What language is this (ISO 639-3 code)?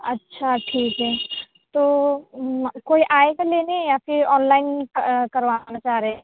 urd